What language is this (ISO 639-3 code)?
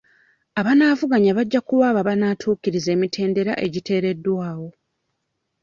lug